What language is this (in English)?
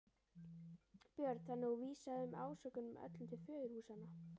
Icelandic